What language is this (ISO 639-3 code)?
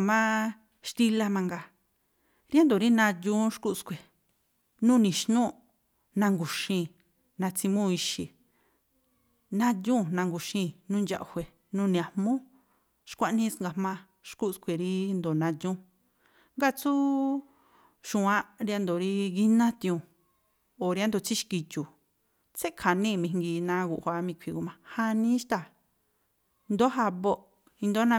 tpl